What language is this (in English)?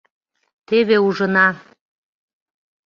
Mari